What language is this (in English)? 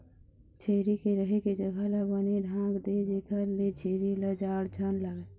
Chhattisgarhi